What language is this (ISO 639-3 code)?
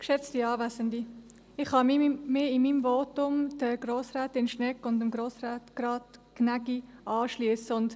gsw